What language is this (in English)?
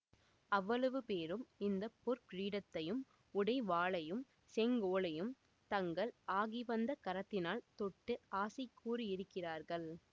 Tamil